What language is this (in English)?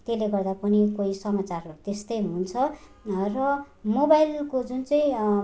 Nepali